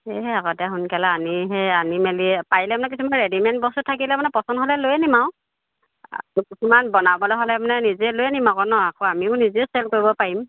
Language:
Assamese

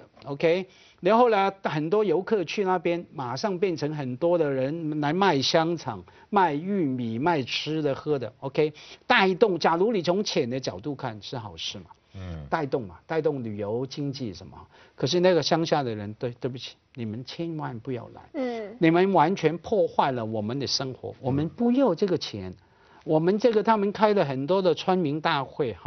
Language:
Chinese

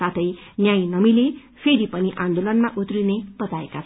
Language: Nepali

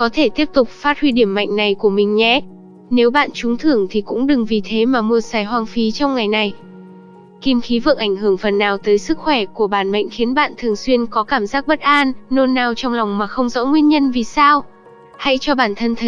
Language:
Vietnamese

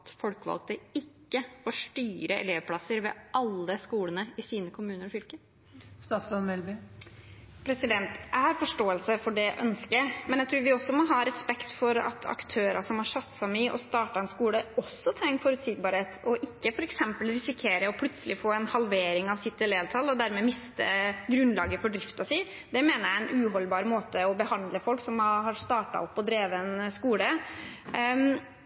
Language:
Norwegian Bokmål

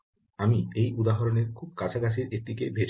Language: Bangla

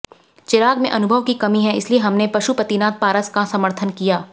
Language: Hindi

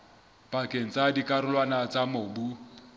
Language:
Southern Sotho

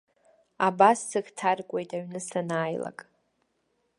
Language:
Abkhazian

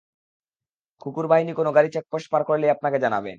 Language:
Bangla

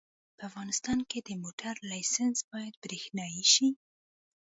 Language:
Pashto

